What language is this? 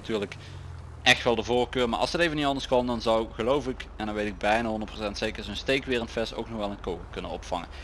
Dutch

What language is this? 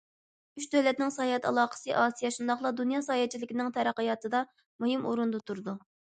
Uyghur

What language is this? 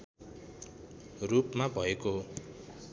Nepali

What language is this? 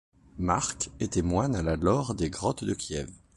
French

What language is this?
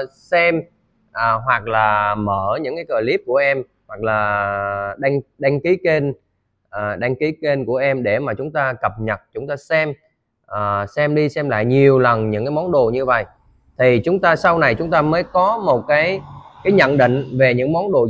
Vietnamese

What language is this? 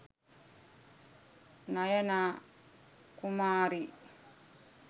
Sinhala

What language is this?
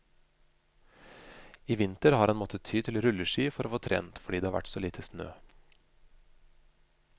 Norwegian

